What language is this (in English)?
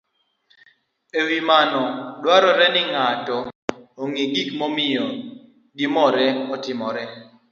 Luo (Kenya and Tanzania)